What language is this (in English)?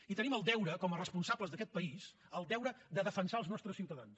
Catalan